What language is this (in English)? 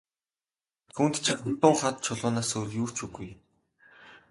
Mongolian